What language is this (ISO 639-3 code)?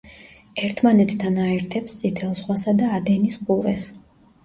kat